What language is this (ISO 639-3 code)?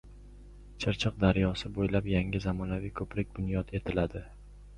uzb